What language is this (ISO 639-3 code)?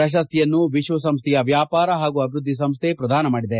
kan